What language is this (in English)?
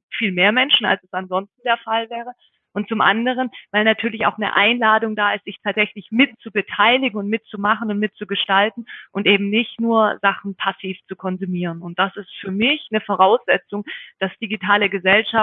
German